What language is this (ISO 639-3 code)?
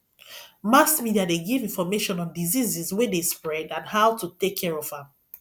pcm